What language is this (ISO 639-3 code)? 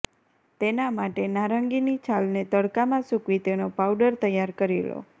guj